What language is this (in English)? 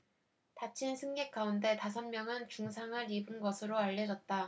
Korean